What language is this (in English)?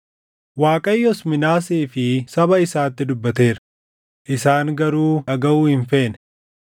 Oromo